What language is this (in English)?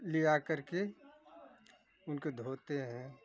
Hindi